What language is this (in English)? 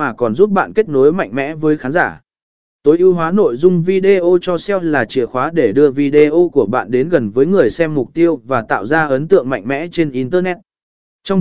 Vietnamese